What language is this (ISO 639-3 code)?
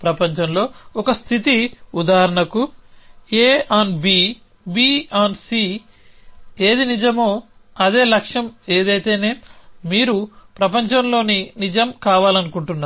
tel